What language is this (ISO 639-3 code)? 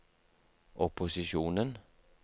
nor